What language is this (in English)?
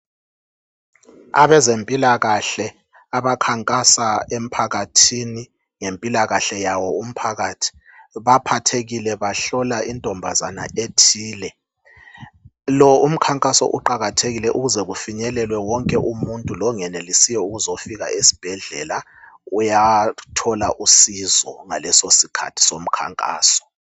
North Ndebele